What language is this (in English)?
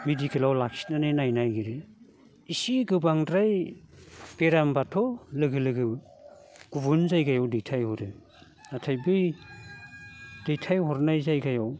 Bodo